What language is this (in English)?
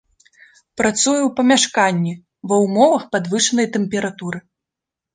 Belarusian